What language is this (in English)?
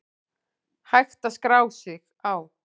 Icelandic